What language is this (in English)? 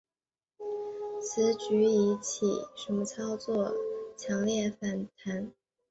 Chinese